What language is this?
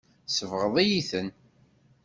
Kabyle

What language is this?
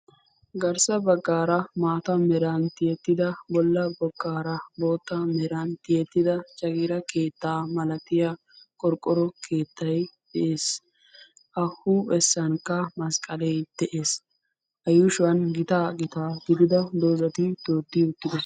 Wolaytta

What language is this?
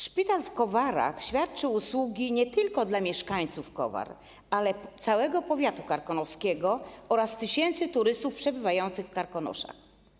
Polish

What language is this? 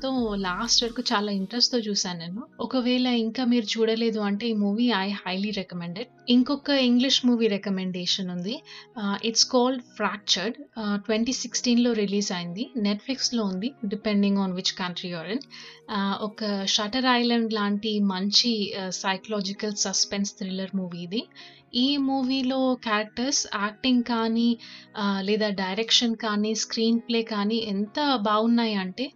Telugu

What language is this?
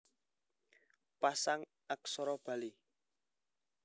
Javanese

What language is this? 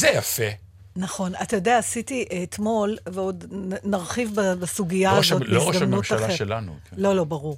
Hebrew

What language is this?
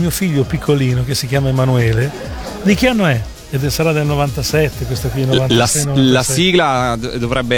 Italian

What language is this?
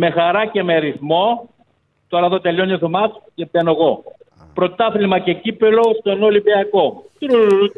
Greek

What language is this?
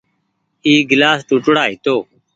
Goaria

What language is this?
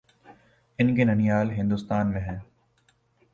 Urdu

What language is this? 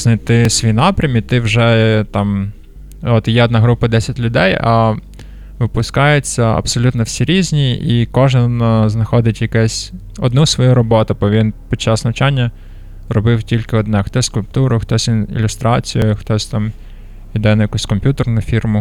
Ukrainian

